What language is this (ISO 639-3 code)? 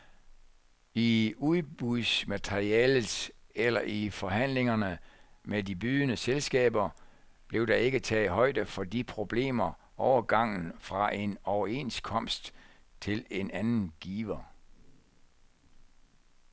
dan